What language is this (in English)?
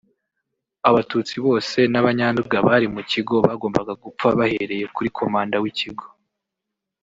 Kinyarwanda